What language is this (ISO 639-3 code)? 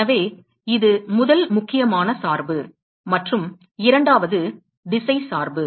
tam